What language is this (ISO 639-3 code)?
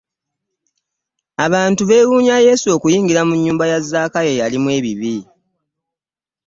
lug